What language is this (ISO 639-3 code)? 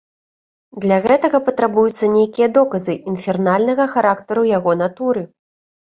bel